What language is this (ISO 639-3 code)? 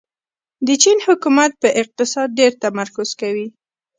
pus